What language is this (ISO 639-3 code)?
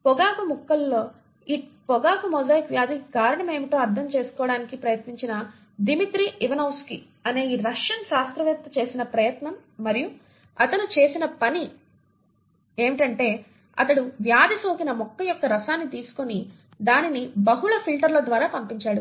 tel